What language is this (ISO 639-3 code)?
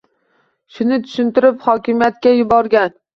uzb